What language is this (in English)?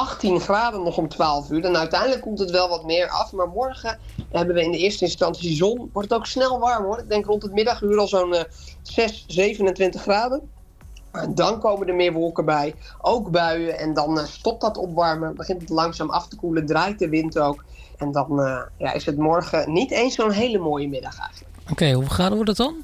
Dutch